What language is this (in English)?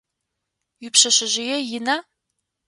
Adyghe